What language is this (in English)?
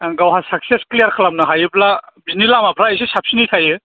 Bodo